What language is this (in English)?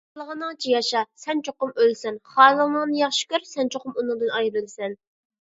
Uyghur